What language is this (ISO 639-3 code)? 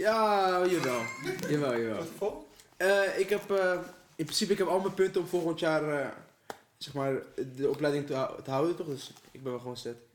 nld